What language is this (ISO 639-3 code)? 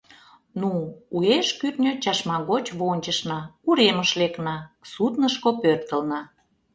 chm